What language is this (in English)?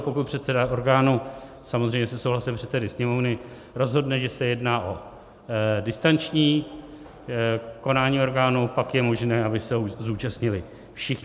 Czech